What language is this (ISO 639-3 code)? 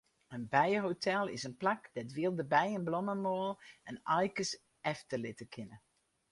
fry